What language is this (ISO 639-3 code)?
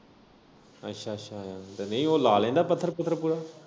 pan